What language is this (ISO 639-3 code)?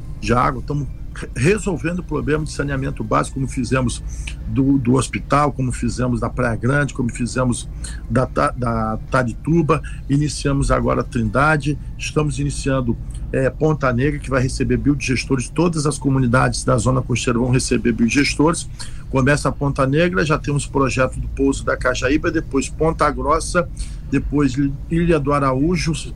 por